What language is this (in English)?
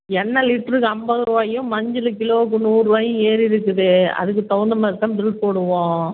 Tamil